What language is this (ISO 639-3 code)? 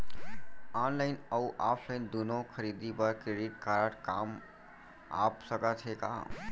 hne